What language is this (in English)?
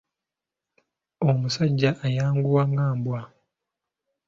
Ganda